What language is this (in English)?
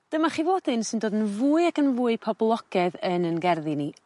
Welsh